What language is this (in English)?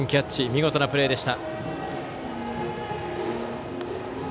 Japanese